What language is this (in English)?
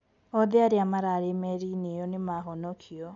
Kikuyu